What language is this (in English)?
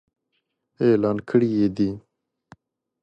Pashto